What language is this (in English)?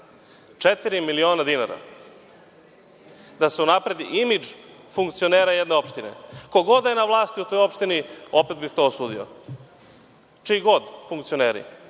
Serbian